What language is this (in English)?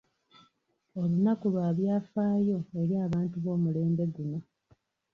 Ganda